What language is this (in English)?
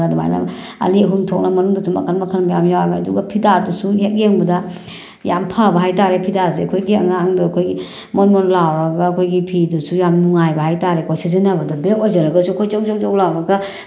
Manipuri